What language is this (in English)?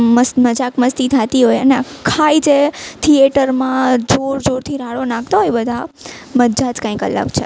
Gujarati